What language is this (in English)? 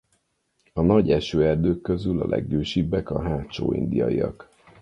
Hungarian